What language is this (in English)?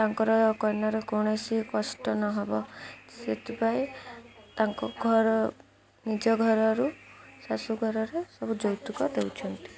Odia